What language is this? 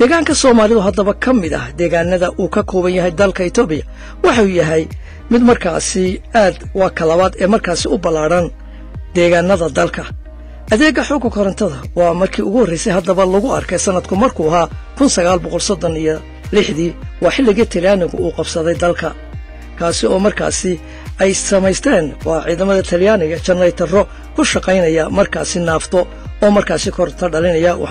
Arabic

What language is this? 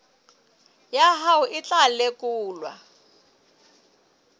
Southern Sotho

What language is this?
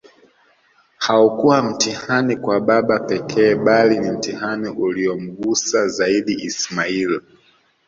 Swahili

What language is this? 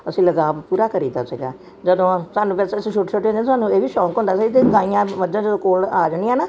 Punjabi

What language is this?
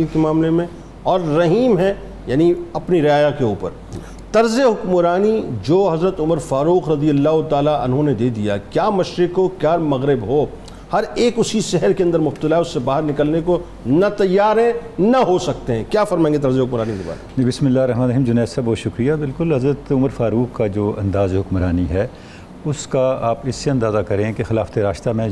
Urdu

